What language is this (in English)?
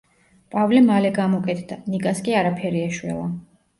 Georgian